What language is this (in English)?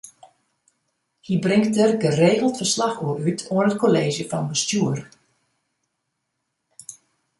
Western Frisian